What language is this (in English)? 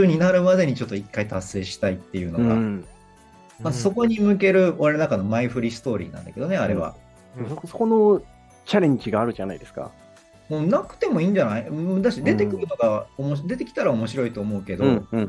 Japanese